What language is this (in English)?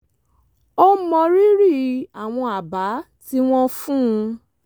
Yoruba